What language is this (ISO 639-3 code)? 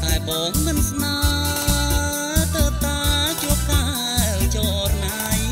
tha